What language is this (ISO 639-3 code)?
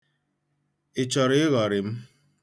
ibo